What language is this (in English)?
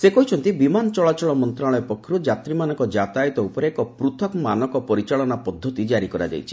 Odia